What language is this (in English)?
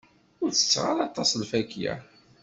Kabyle